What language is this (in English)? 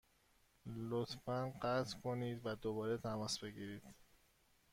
Persian